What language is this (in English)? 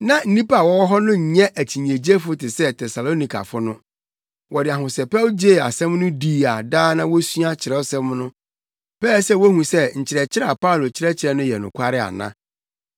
Akan